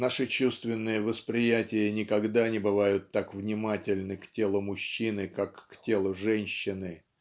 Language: Russian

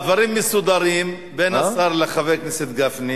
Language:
Hebrew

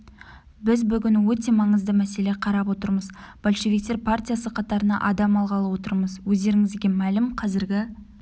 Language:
Kazakh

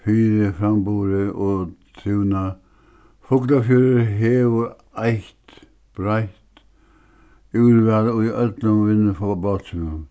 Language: Faroese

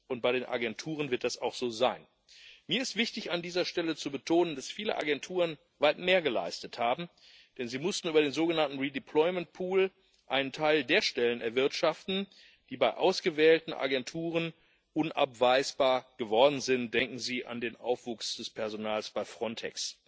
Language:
German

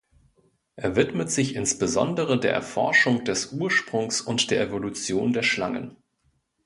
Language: German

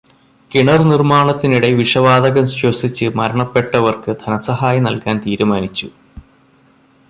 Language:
Malayalam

